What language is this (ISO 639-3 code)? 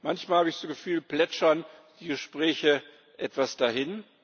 deu